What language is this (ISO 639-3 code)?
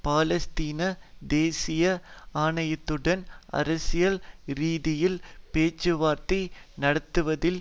tam